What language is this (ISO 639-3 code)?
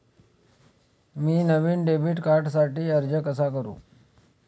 mar